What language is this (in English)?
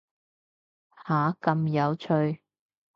Cantonese